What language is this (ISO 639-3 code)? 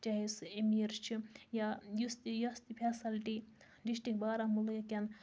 kas